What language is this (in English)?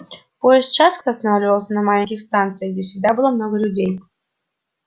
Russian